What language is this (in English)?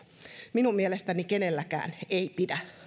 Finnish